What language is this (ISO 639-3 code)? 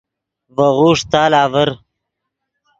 ydg